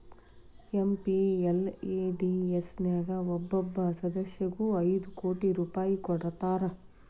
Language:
Kannada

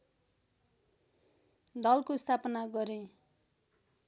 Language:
Nepali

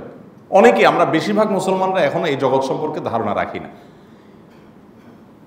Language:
Arabic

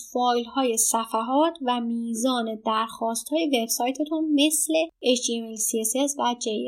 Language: Persian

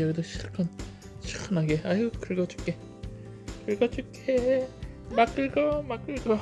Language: Korean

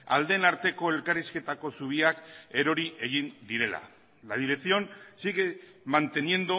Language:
Basque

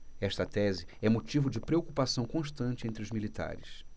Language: Portuguese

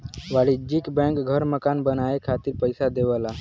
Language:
Bhojpuri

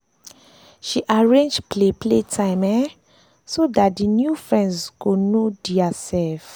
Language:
Nigerian Pidgin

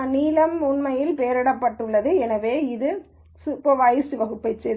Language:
Tamil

